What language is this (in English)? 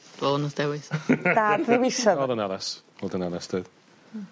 Welsh